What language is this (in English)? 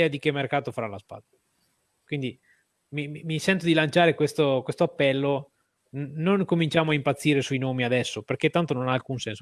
Italian